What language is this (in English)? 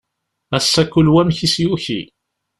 Kabyle